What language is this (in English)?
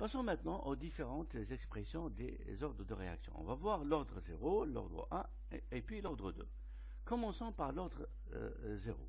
French